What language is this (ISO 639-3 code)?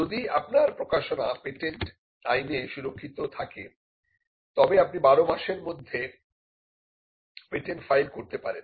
ben